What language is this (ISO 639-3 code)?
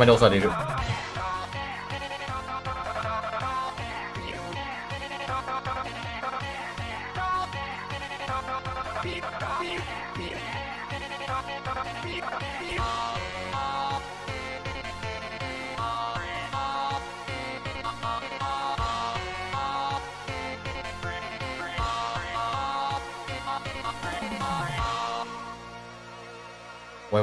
jpn